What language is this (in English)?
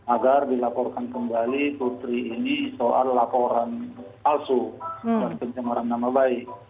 Indonesian